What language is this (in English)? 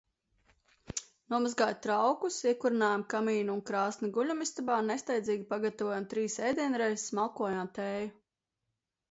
Latvian